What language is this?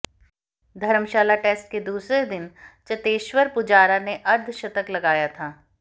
Hindi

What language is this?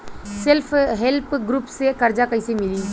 Bhojpuri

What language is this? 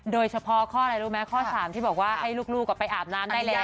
Thai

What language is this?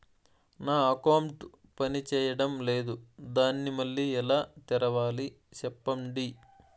Telugu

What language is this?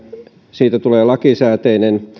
Finnish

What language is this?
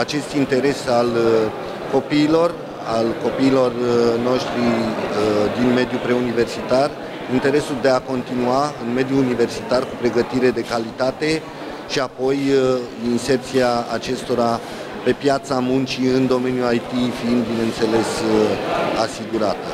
Romanian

